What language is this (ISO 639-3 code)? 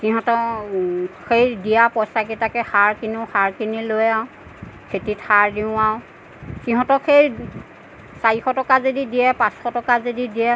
asm